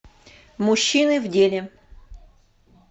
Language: Russian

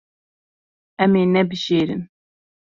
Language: Kurdish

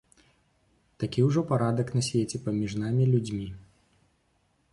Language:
Belarusian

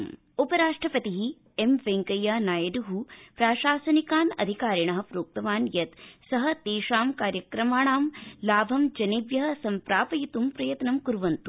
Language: Sanskrit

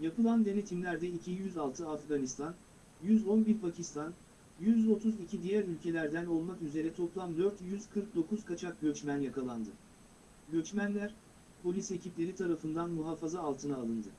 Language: Turkish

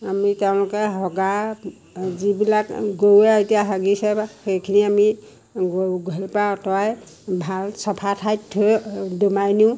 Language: Assamese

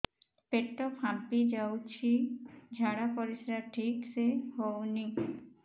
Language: Odia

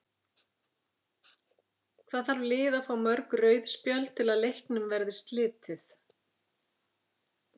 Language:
Icelandic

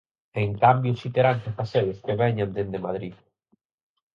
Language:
Galician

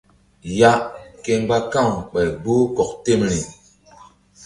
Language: Mbum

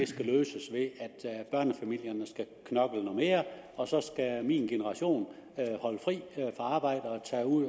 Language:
Danish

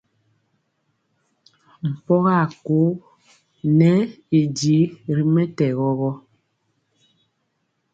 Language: Mpiemo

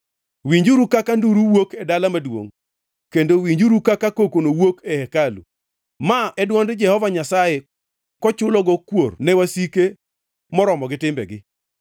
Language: Luo (Kenya and Tanzania)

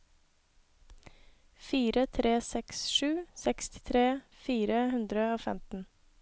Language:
Norwegian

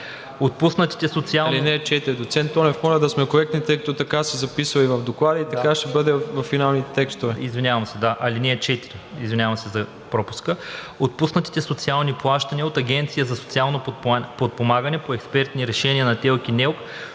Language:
Bulgarian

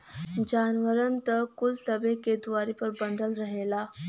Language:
Bhojpuri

